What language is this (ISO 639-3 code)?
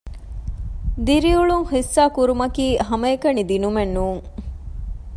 div